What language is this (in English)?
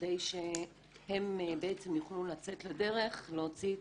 Hebrew